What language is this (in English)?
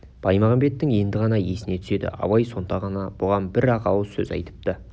Kazakh